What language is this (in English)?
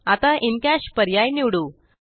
Marathi